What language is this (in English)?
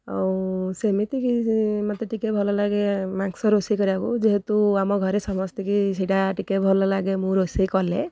Odia